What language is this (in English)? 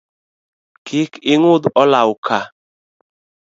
Luo (Kenya and Tanzania)